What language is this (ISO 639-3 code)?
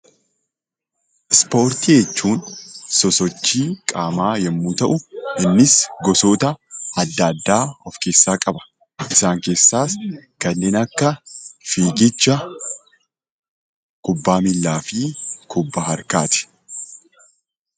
orm